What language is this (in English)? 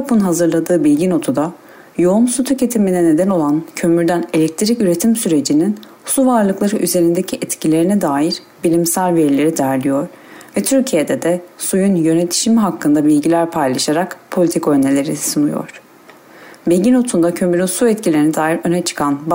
Turkish